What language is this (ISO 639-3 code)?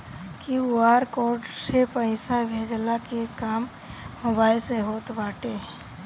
bho